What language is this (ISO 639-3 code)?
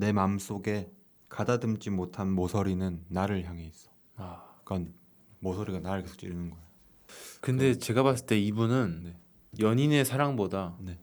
kor